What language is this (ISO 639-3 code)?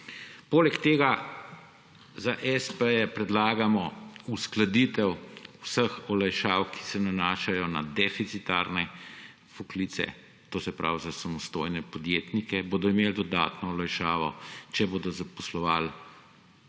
slv